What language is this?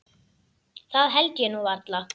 Icelandic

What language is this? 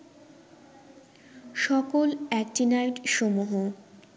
Bangla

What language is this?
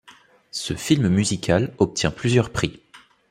French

